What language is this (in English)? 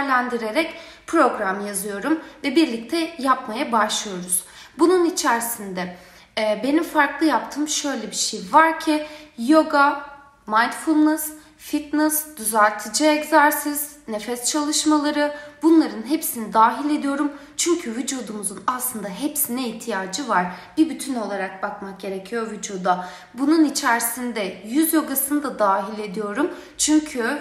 Turkish